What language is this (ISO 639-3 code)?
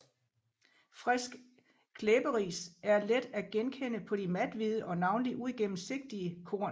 dan